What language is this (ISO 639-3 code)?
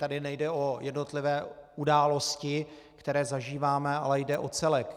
ces